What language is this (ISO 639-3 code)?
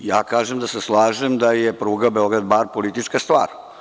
srp